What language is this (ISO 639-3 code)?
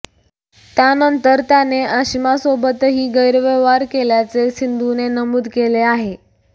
mar